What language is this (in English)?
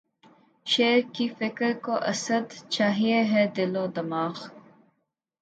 Urdu